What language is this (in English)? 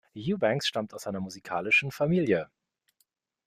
German